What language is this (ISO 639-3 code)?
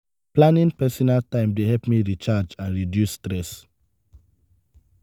pcm